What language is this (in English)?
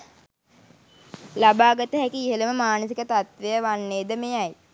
Sinhala